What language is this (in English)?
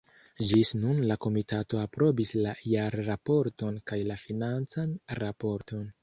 Esperanto